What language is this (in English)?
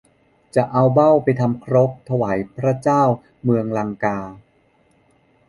Thai